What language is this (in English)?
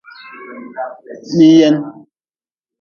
Nawdm